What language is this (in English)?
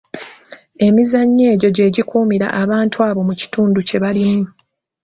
Ganda